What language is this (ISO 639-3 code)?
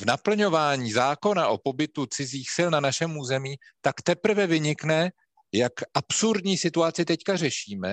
ces